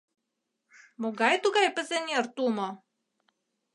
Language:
Mari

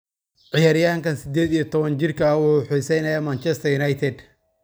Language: Somali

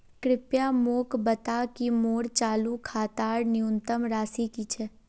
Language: Magahi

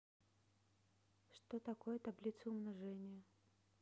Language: Russian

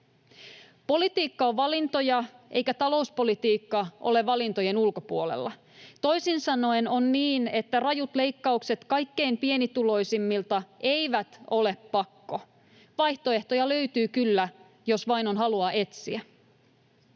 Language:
Finnish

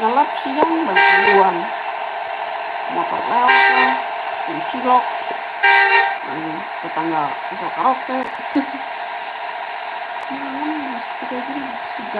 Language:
Indonesian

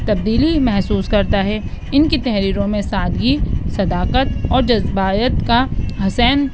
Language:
Urdu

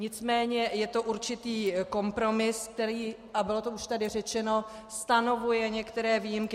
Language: Czech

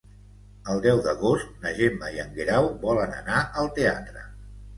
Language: Catalan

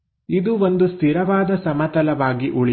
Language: Kannada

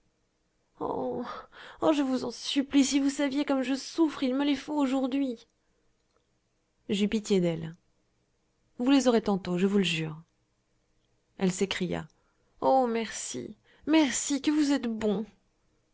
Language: French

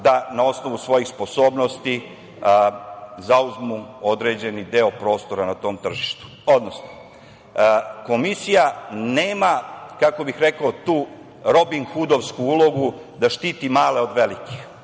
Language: Serbian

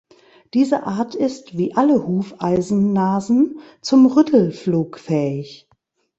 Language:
German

